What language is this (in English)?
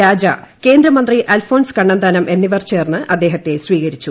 Malayalam